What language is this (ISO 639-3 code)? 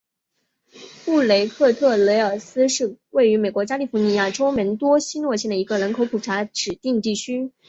zho